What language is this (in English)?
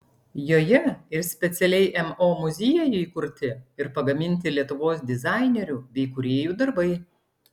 Lithuanian